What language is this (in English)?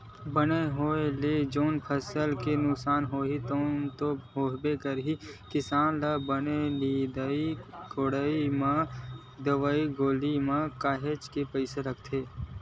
Chhattisgarhi